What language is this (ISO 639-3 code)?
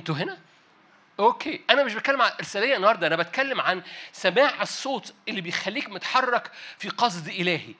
ara